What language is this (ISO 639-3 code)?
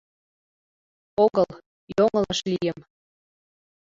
chm